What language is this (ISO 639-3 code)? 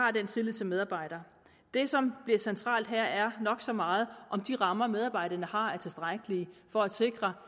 dan